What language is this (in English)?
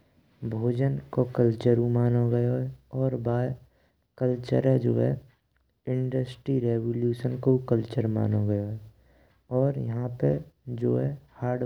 Braj